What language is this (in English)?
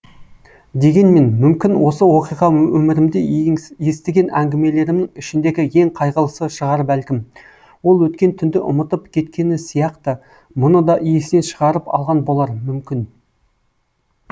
Kazakh